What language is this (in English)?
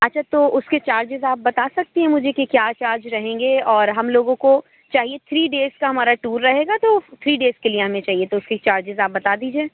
Urdu